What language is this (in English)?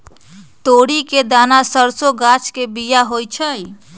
Magahi